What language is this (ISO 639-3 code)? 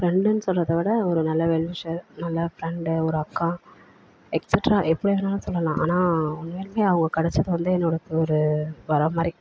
tam